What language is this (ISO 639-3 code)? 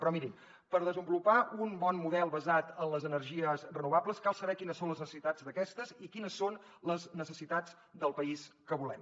cat